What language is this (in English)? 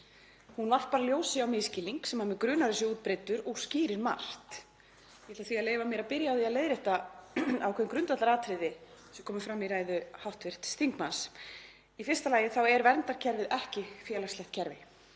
Icelandic